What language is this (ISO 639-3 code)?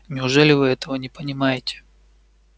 rus